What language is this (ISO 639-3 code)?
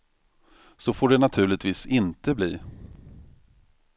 swe